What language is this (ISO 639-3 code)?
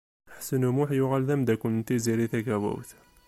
kab